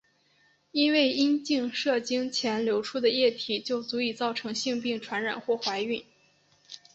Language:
Chinese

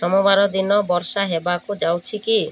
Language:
Odia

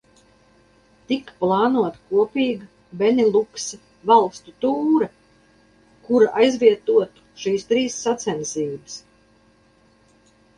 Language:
Latvian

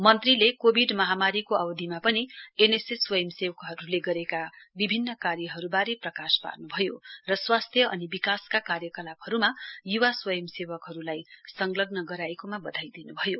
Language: Nepali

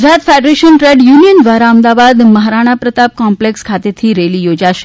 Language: Gujarati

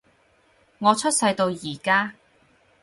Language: Cantonese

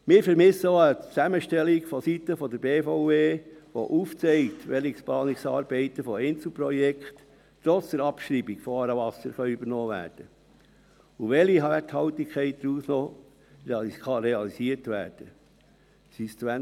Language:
Swiss German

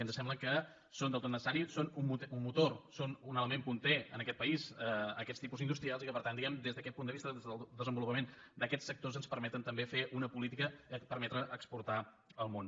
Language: Catalan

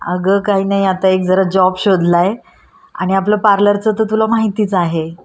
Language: Marathi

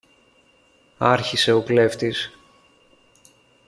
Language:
Greek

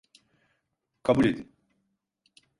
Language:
Turkish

